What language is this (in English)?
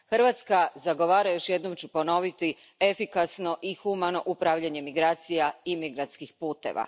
Croatian